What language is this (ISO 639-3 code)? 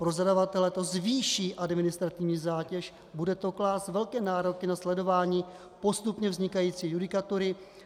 ces